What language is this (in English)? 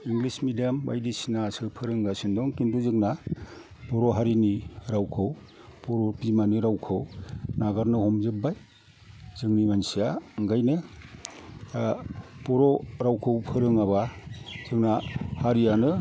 Bodo